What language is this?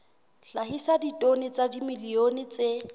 Southern Sotho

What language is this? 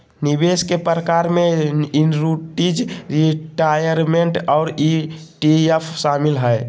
Magahi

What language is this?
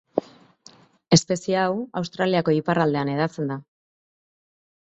Basque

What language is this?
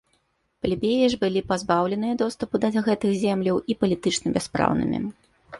Belarusian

